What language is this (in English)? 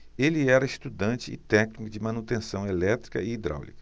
Portuguese